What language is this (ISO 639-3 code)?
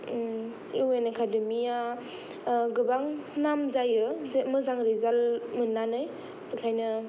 brx